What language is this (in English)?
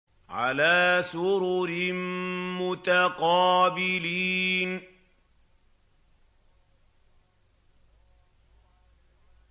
Arabic